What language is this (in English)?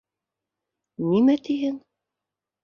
Bashkir